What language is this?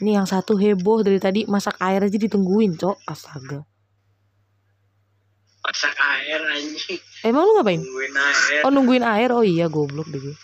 Indonesian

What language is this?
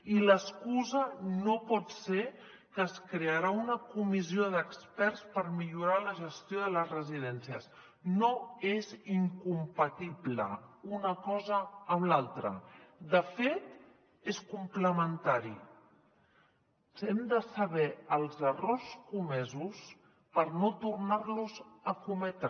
Catalan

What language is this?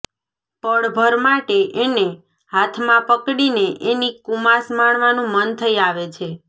Gujarati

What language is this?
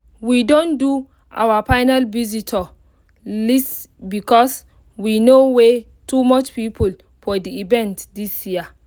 Nigerian Pidgin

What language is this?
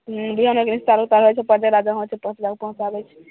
Maithili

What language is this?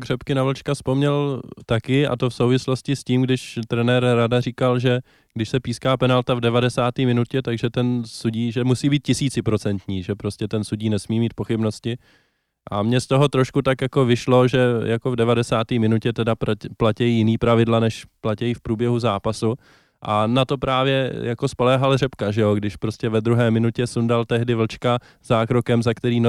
Czech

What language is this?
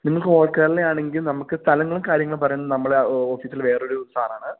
Malayalam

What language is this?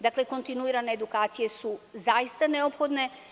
Serbian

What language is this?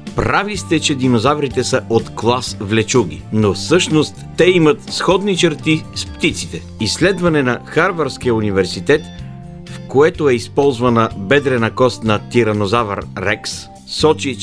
Bulgarian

